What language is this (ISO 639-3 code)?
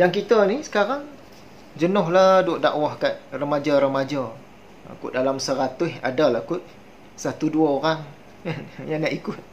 msa